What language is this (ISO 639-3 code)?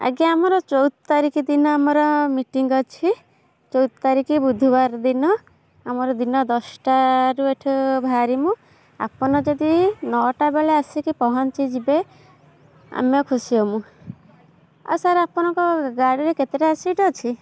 ori